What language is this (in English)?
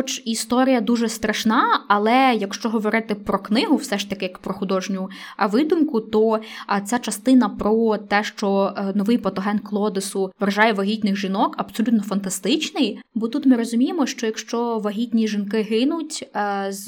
Ukrainian